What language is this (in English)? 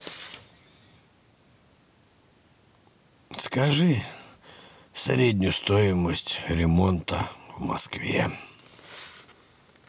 Russian